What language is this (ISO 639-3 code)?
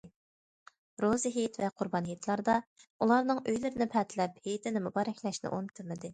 uig